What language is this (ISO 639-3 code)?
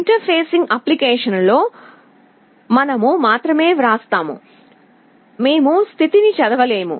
tel